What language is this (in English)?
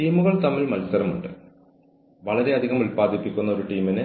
Malayalam